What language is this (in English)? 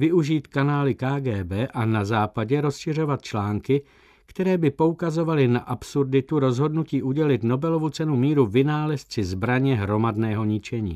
Czech